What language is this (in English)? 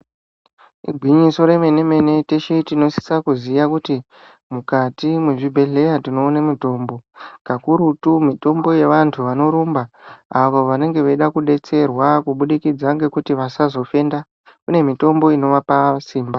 Ndau